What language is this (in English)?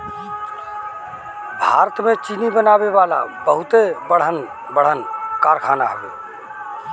Bhojpuri